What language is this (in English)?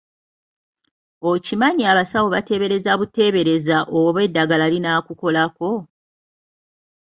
Ganda